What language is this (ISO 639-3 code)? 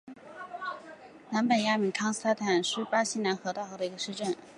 zho